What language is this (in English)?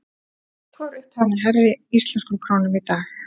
Icelandic